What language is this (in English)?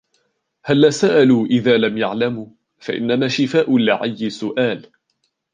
Arabic